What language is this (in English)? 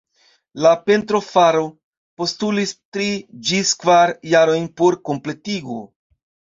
Esperanto